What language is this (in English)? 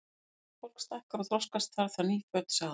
Icelandic